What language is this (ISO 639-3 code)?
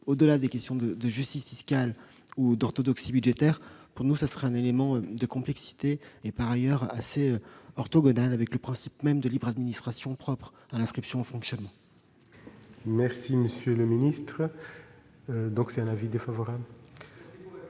fra